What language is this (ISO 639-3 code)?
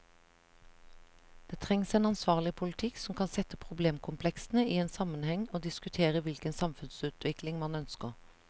nor